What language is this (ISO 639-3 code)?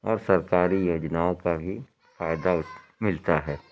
urd